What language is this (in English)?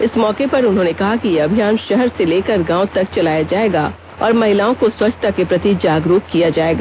Hindi